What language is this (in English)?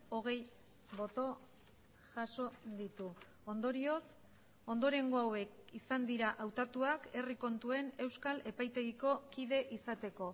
Basque